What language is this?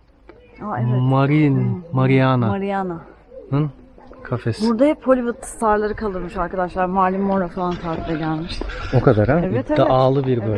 Turkish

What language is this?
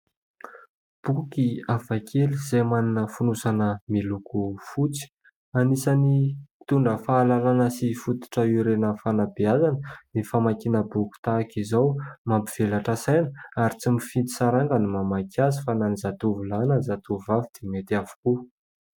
Malagasy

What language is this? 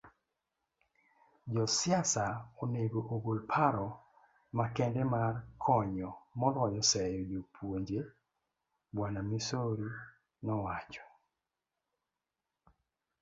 Luo (Kenya and Tanzania)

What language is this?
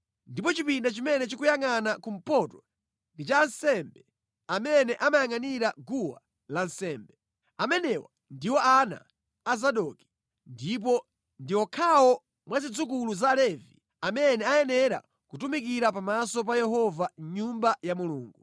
Nyanja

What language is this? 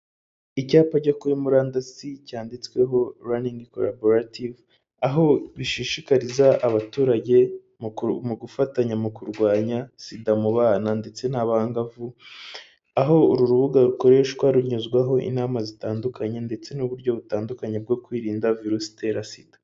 Kinyarwanda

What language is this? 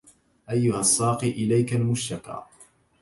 Arabic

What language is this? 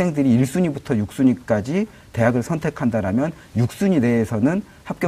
Korean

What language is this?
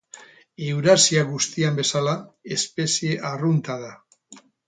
Basque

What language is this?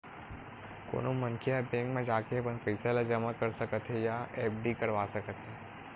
Chhattisgarhi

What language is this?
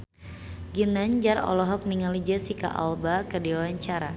Sundanese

